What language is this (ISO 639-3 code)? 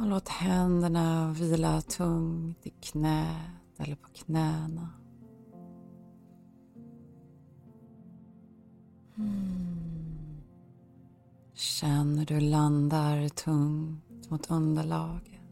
swe